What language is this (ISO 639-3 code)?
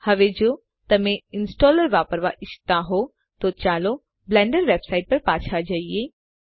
guj